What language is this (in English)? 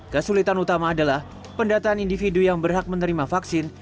Indonesian